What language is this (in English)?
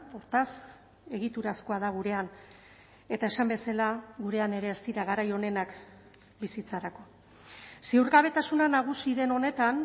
Basque